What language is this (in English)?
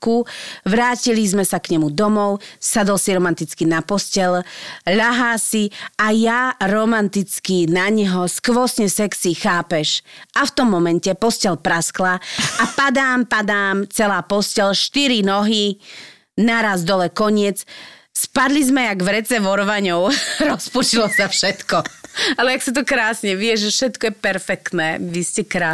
Slovak